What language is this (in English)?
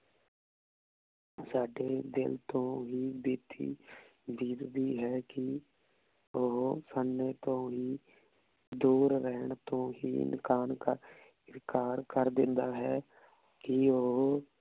Punjabi